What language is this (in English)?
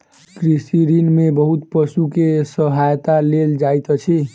Maithili